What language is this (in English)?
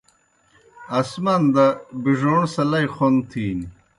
Kohistani Shina